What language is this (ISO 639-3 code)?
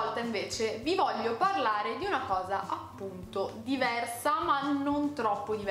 ita